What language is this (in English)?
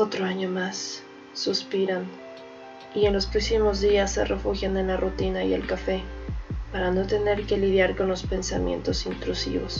Spanish